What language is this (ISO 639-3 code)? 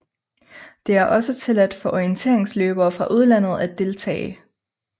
dan